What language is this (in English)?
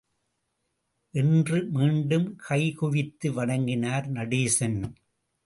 Tamil